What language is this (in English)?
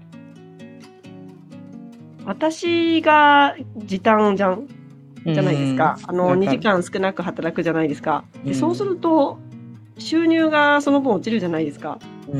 Japanese